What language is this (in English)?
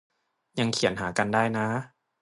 Thai